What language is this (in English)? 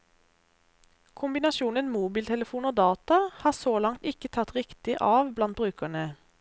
Norwegian